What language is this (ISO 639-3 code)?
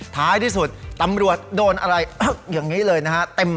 tha